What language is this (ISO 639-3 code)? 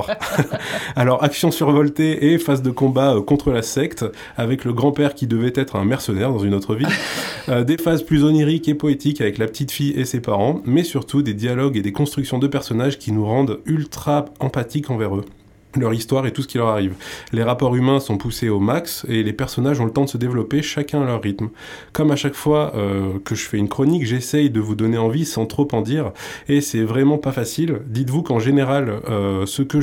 fra